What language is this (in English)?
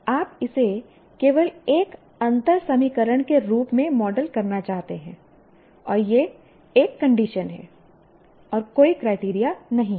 Hindi